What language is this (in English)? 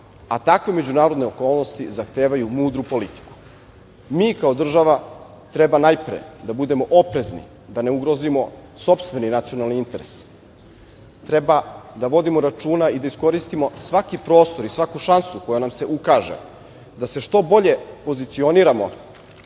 Serbian